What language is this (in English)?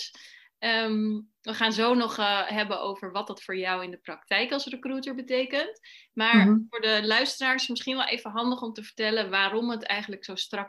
Dutch